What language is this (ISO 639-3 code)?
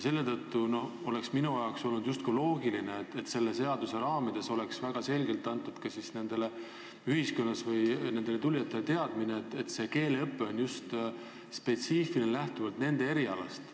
est